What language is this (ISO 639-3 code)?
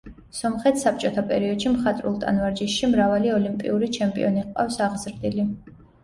kat